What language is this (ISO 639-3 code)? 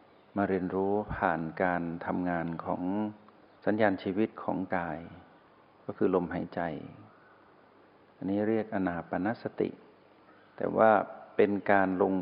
tha